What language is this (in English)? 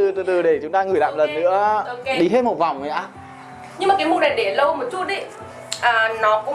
Vietnamese